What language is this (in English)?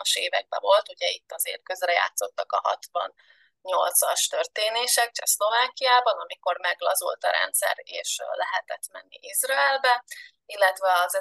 Hungarian